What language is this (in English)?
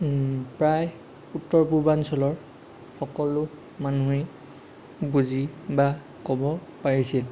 Assamese